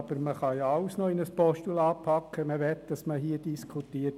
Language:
Swiss German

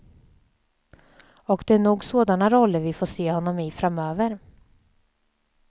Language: Swedish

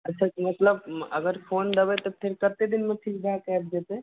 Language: Maithili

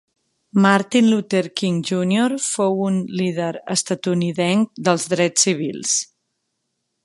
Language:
Catalan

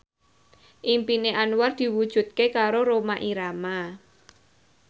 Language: Javanese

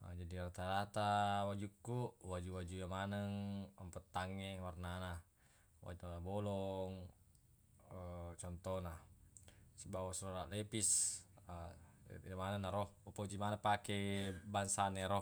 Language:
Buginese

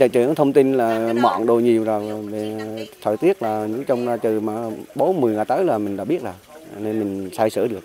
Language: Vietnamese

